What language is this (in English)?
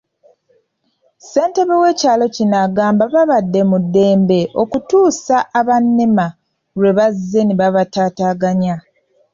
Ganda